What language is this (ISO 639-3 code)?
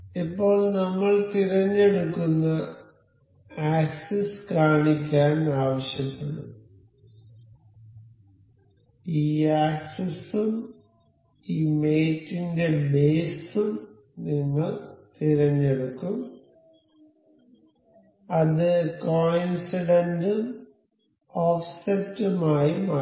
mal